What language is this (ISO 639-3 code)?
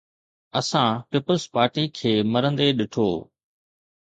snd